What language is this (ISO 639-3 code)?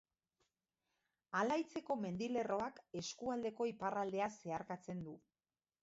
eus